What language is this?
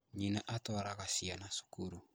Kikuyu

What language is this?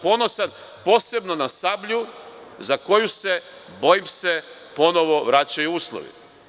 Serbian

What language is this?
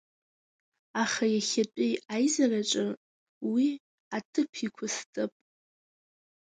Abkhazian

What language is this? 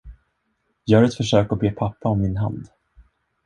Swedish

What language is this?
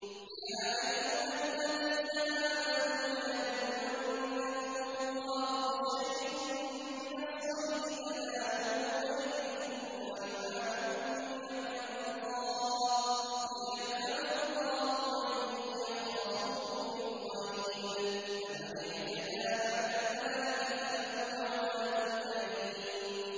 Arabic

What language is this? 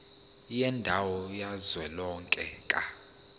Zulu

